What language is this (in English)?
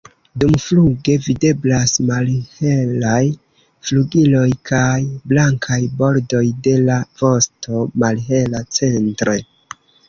Esperanto